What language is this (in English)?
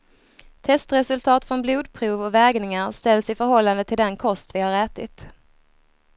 Swedish